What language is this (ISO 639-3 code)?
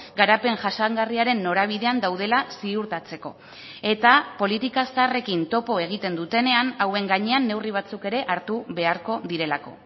eus